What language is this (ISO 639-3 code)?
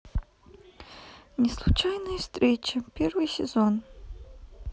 rus